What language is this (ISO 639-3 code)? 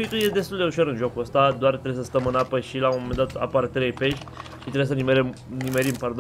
ron